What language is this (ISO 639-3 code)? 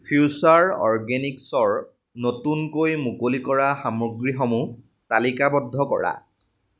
asm